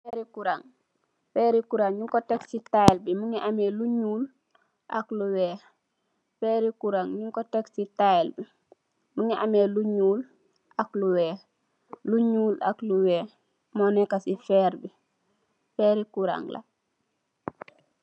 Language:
Wolof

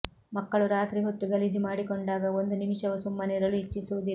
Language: Kannada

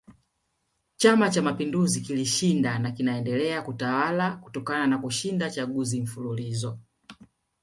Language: Swahili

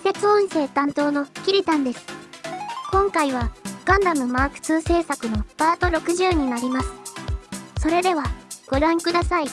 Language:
Japanese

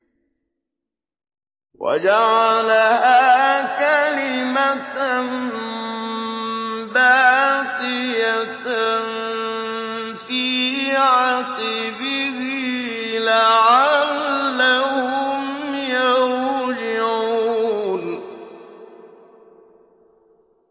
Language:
Arabic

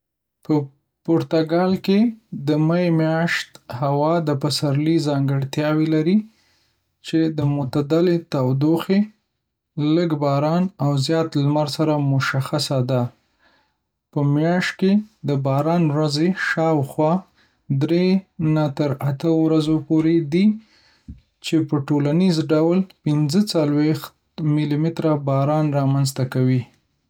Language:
Pashto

